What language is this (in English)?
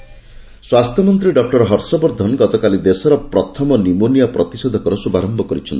Odia